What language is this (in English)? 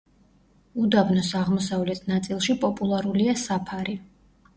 Georgian